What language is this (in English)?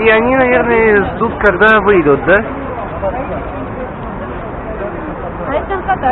Russian